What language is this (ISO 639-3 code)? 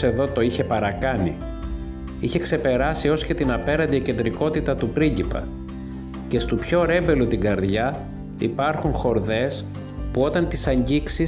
ell